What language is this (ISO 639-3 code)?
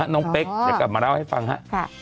tha